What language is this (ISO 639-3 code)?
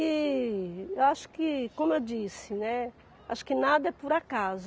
por